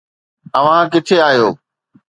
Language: Sindhi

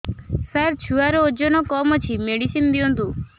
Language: Odia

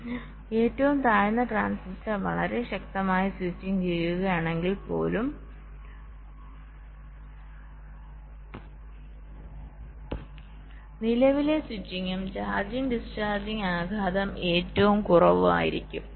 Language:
Malayalam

